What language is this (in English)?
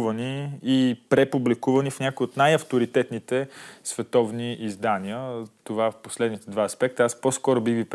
Bulgarian